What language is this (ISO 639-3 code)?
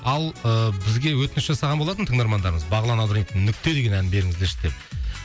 kaz